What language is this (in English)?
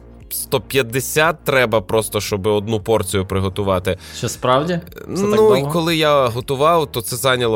Ukrainian